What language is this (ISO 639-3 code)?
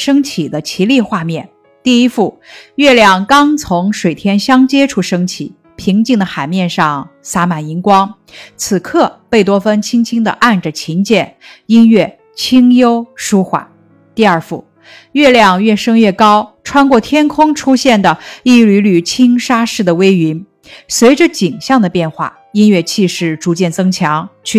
zho